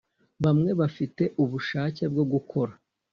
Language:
Kinyarwanda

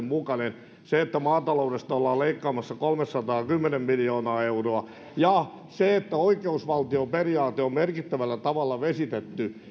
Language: Finnish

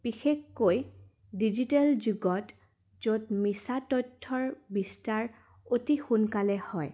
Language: Assamese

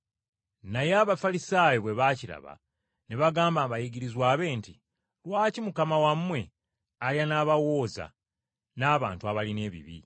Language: Ganda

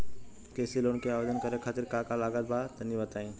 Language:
Bhojpuri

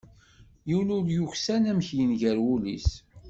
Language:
Kabyle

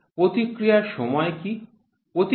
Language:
Bangla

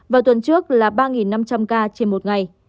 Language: Vietnamese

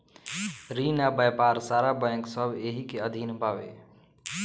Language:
Bhojpuri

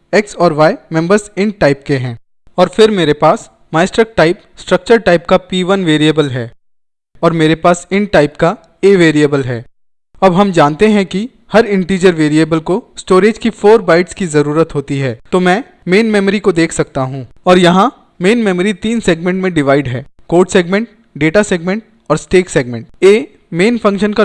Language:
Hindi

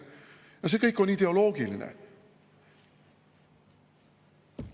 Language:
Estonian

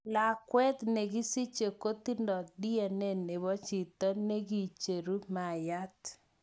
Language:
Kalenjin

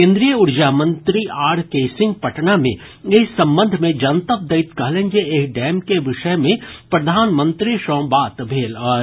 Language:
Maithili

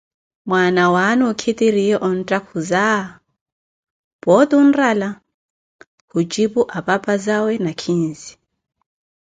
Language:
Koti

